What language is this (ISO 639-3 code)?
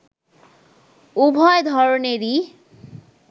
ben